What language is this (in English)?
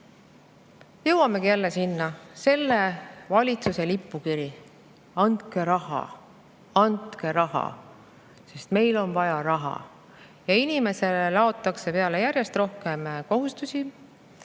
Estonian